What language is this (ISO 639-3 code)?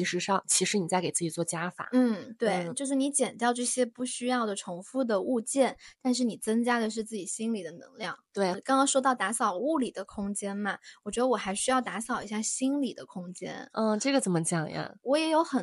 zho